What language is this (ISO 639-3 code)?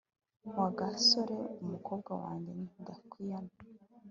kin